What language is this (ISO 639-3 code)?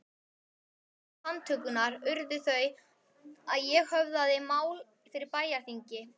isl